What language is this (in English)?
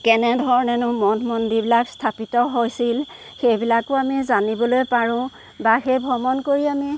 Assamese